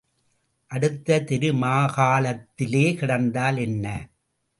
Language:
Tamil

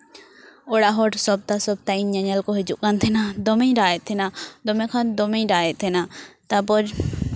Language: Santali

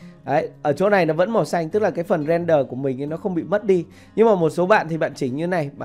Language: Vietnamese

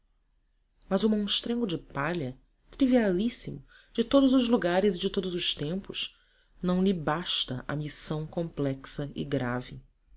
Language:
Portuguese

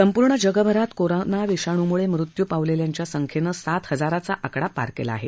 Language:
Marathi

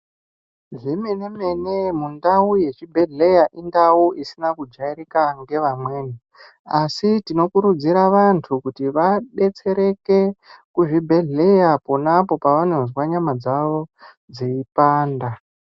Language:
Ndau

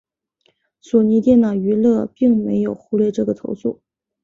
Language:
Chinese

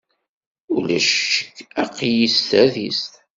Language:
Kabyle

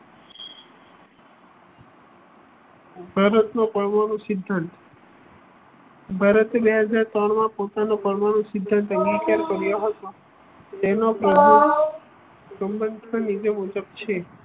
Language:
Gujarati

